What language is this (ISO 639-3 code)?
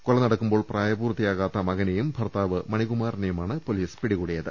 mal